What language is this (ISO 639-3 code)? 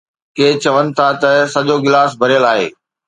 snd